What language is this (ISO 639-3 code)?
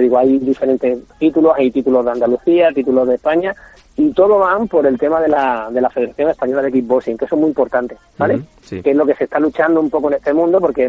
spa